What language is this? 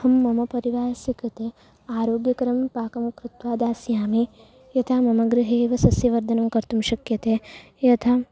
Sanskrit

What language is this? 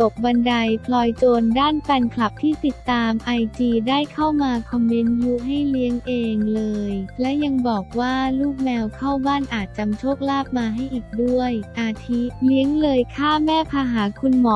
Thai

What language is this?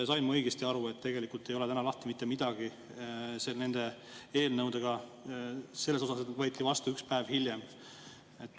Estonian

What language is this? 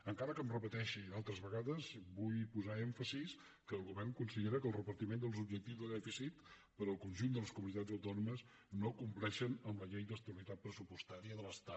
Catalan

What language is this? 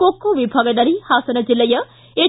Kannada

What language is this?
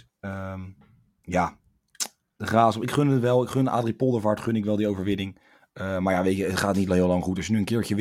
Dutch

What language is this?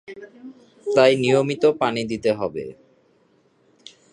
Bangla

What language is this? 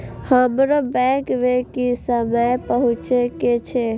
Maithili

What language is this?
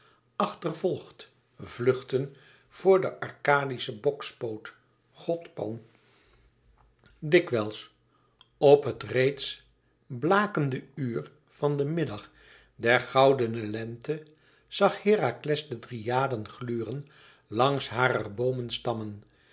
Dutch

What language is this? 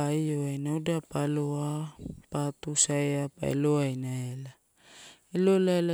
Torau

